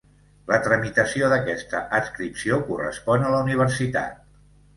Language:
Catalan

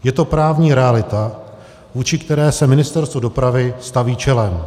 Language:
Czech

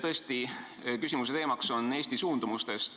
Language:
Estonian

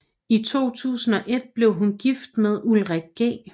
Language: Danish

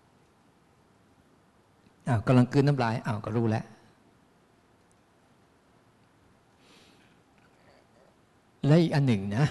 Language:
Thai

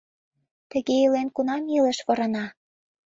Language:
Mari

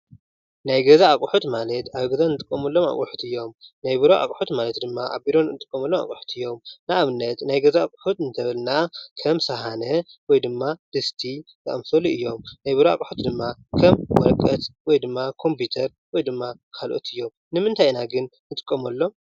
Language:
Tigrinya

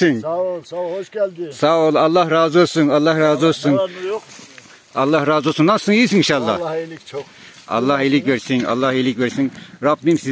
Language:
Turkish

